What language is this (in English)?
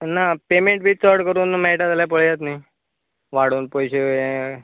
Konkani